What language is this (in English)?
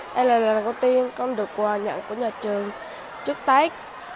Vietnamese